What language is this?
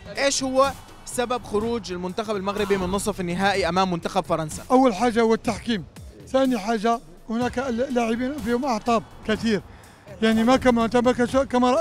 Arabic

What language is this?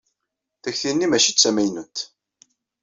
Kabyle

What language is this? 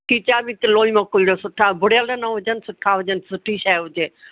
Sindhi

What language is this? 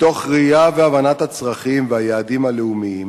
Hebrew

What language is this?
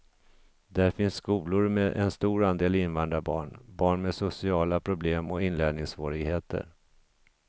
Swedish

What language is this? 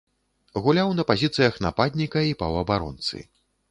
Belarusian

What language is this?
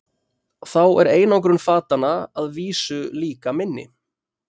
Icelandic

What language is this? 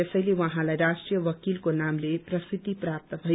Nepali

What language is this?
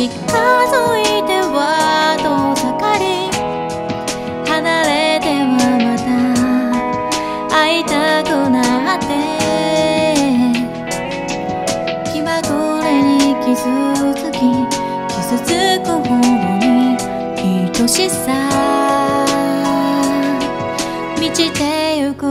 Japanese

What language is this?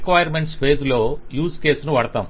Telugu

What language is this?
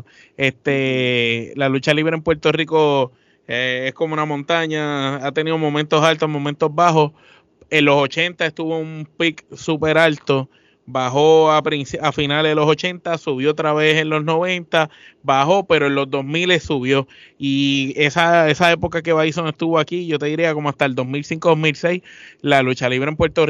Spanish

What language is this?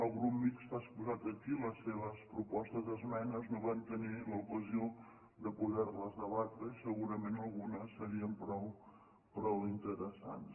Catalan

